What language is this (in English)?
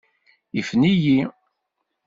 Kabyle